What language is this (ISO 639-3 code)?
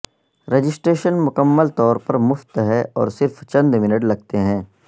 urd